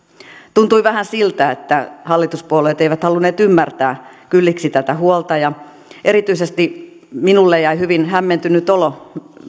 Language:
Finnish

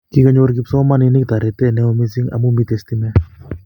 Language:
Kalenjin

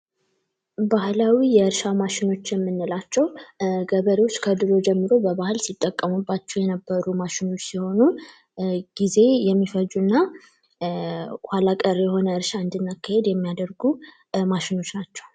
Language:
Amharic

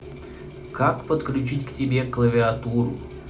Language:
Russian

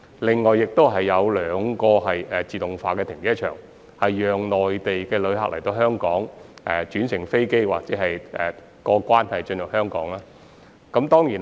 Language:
Cantonese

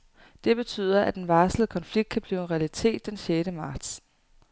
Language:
Danish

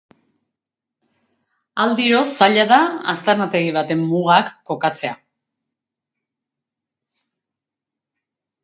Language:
Basque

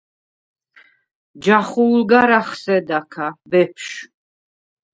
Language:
Svan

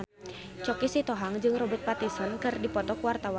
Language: Sundanese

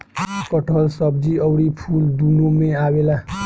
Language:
Bhojpuri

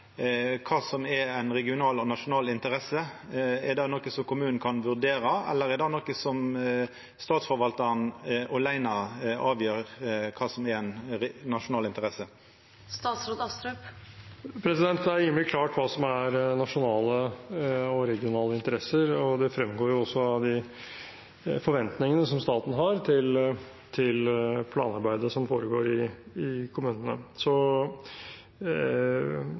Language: Norwegian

